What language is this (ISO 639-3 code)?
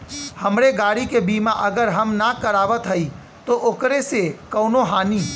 bho